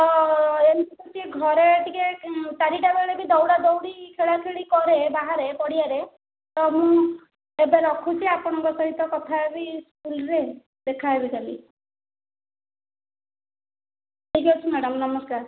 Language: Odia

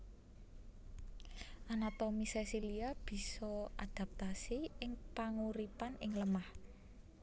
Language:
Javanese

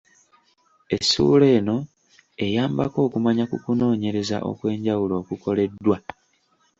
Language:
Ganda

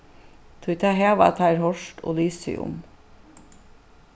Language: Faroese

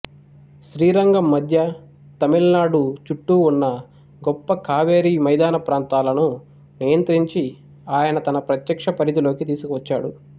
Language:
Telugu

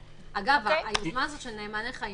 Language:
Hebrew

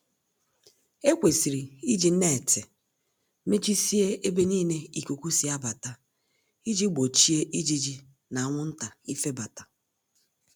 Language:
Igbo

